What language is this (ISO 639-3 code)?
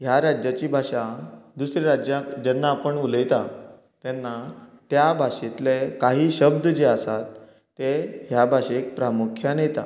kok